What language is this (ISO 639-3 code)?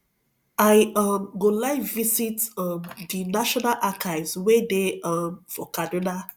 pcm